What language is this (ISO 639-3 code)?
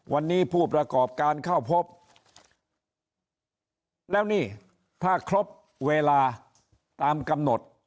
tha